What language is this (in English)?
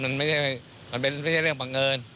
Thai